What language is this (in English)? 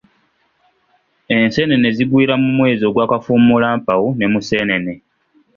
Ganda